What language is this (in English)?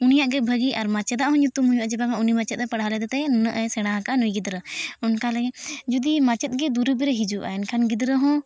Santali